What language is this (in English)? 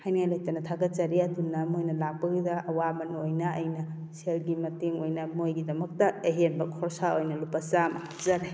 Manipuri